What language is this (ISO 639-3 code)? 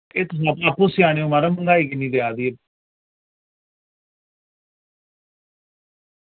doi